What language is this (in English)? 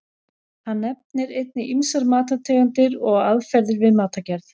Icelandic